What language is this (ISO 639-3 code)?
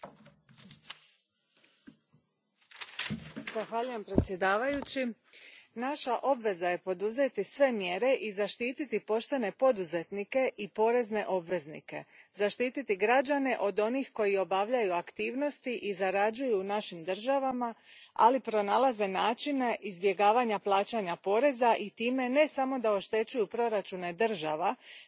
hrv